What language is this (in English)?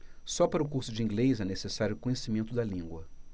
Portuguese